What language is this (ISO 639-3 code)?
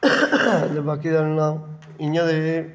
doi